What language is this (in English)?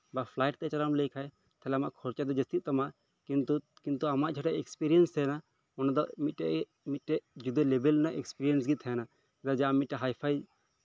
Santali